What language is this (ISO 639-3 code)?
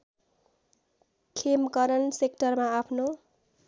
nep